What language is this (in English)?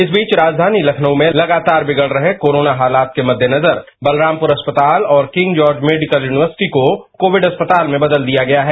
Hindi